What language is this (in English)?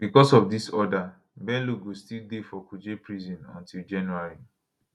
Nigerian Pidgin